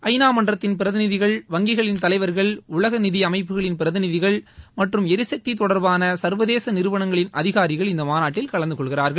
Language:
Tamil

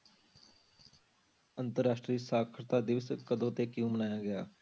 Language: Punjabi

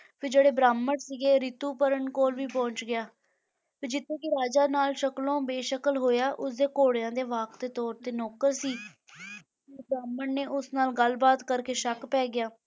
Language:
Punjabi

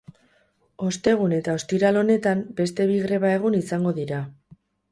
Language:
Basque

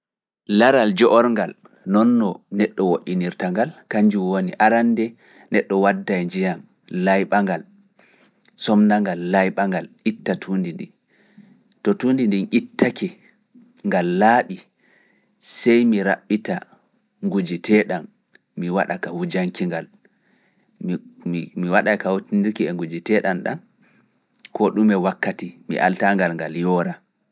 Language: Fula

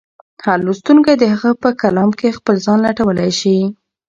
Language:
Pashto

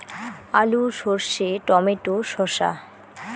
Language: Bangla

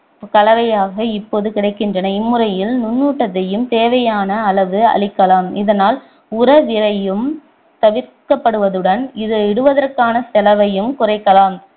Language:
Tamil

